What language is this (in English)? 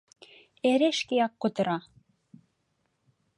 Mari